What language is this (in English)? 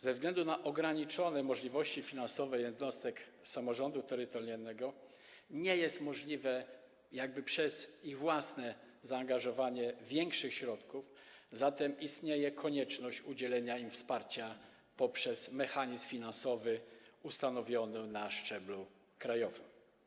Polish